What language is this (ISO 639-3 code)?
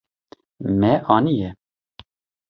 kur